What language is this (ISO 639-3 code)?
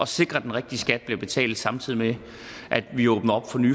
dan